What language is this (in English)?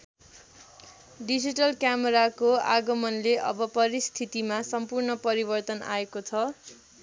Nepali